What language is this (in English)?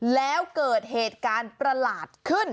Thai